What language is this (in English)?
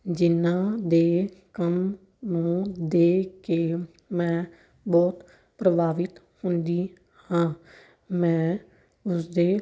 Punjabi